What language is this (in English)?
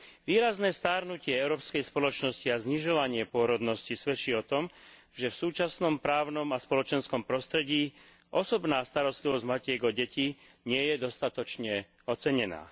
Slovak